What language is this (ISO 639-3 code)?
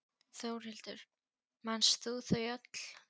isl